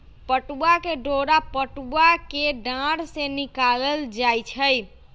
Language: Magahi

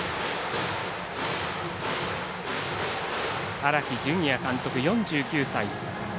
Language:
Japanese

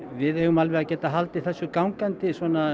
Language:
Icelandic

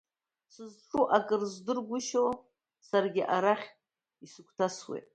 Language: Abkhazian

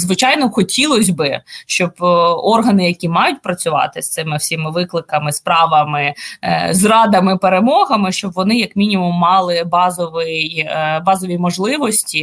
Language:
Ukrainian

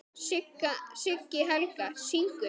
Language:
Icelandic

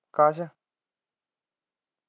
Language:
Punjabi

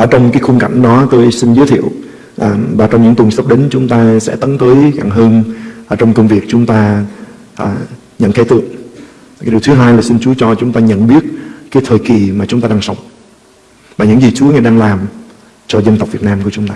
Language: Vietnamese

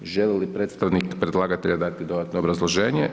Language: Croatian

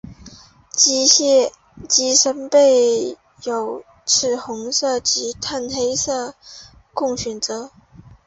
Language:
Chinese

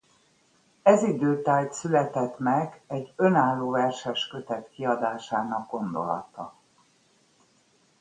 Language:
Hungarian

